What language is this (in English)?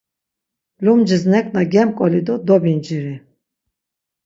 Laz